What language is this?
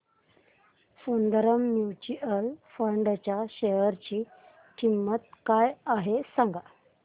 Marathi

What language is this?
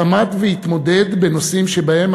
Hebrew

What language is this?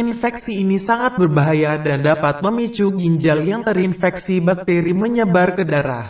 Indonesian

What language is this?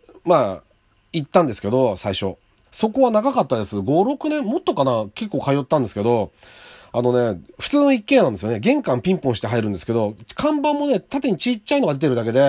Japanese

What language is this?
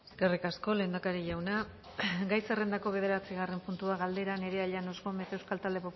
Basque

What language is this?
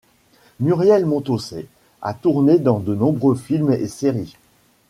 French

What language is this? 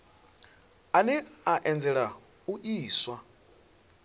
Venda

